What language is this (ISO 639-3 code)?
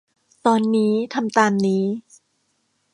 tha